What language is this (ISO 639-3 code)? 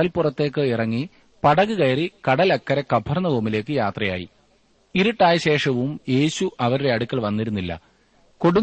mal